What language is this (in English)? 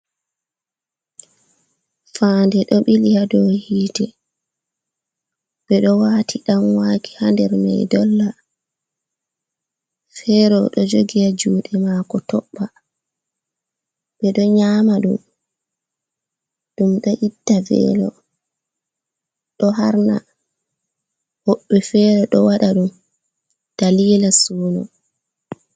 Fula